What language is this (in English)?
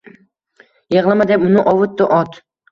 Uzbek